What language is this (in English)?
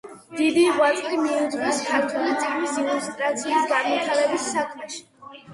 Georgian